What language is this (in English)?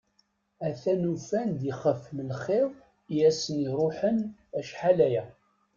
Kabyle